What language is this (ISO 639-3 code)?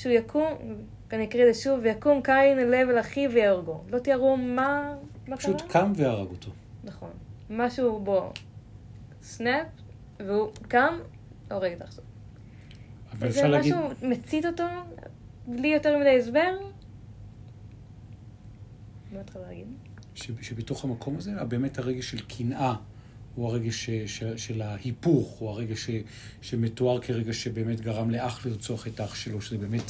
heb